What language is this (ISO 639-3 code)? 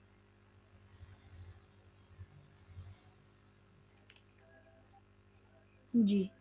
pan